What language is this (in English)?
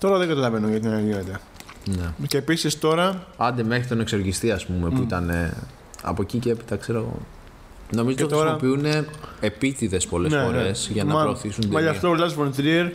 Greek